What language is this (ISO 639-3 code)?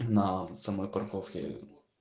rus